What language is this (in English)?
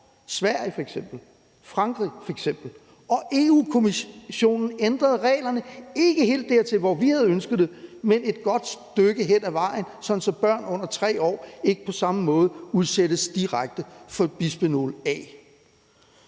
Danish